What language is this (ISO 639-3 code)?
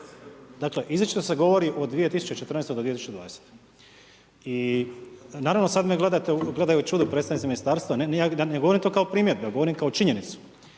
hrv